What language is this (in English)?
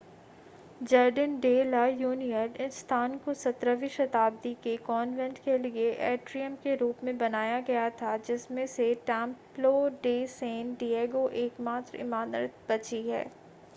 Hindi